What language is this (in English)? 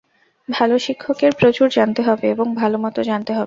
Bangla